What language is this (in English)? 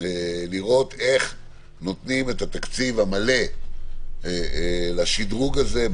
Hebrew